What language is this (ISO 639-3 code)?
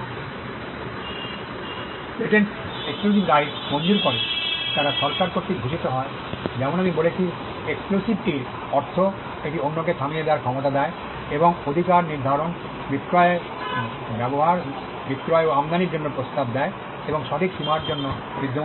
ben